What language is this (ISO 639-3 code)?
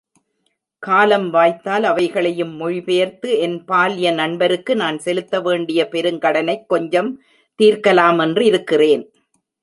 tam